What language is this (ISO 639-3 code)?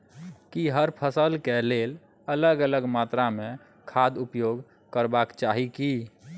mai